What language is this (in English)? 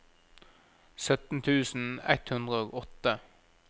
Norwegian